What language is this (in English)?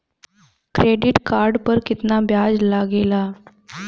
Bhojpuri